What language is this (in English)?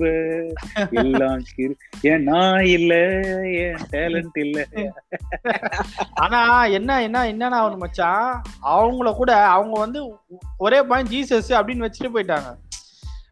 Tamil